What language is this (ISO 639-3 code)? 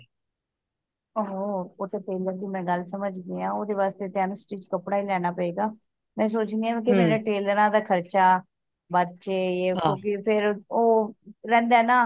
pan